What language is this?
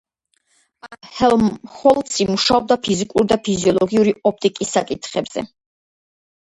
Georgian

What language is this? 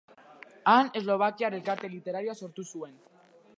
Basque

